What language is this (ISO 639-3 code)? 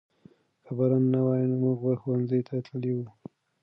pus